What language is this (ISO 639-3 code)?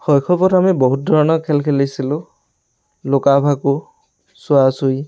asm